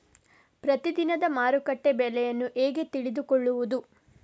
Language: Kannada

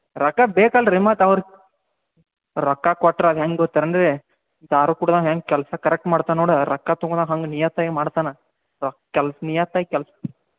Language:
Kannada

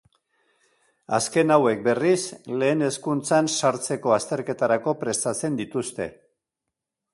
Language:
Basque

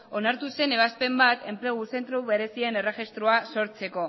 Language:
Basque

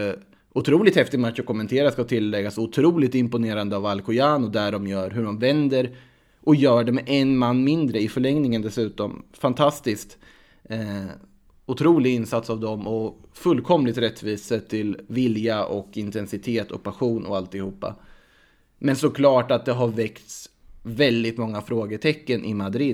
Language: Swedish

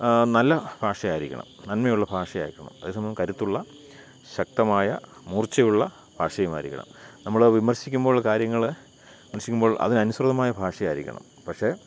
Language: Malayalam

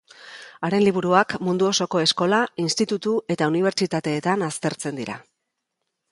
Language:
Basque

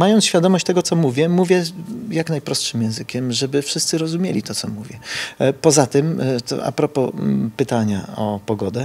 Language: Polish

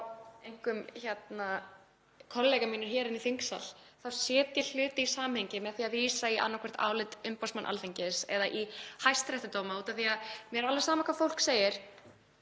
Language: Icelandic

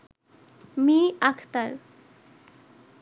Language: Bangla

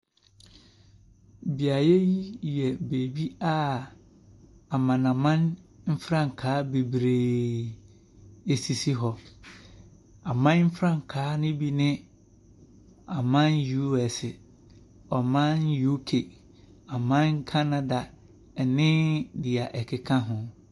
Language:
Akan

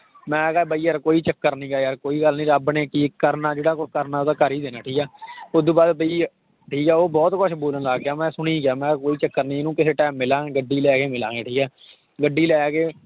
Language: Punjabi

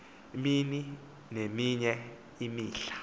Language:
Xhosa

